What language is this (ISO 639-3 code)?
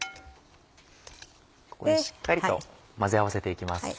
jpn